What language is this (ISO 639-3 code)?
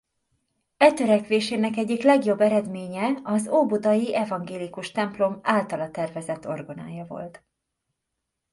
hun